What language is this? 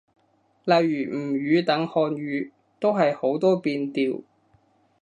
Cantonese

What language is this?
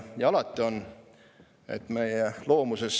Estonian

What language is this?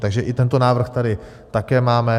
Czech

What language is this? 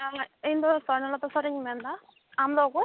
Santali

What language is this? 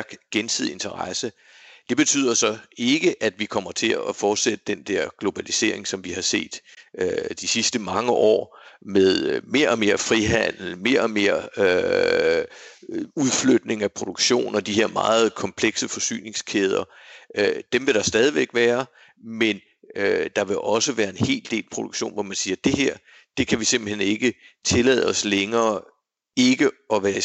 Danish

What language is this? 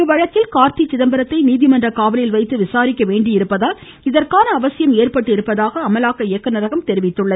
Tamil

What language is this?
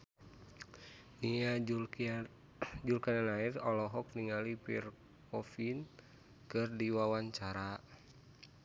Sundanese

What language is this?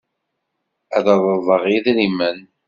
Kabyle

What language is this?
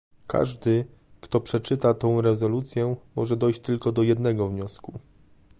Polish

